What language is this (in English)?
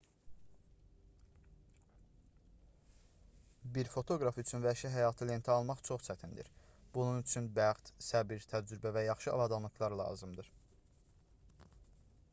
Azerbaijani